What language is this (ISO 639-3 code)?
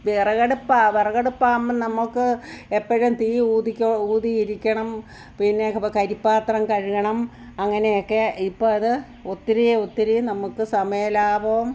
mal